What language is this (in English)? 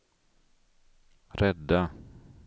Swedish